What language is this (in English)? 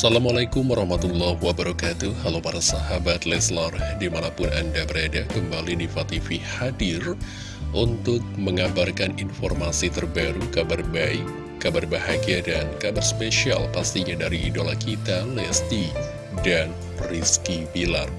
Indonesian